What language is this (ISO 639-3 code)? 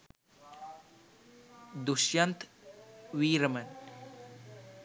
sin